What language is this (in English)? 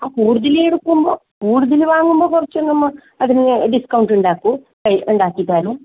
Malayalam